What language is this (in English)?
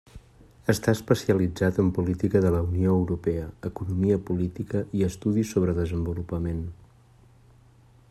Catalan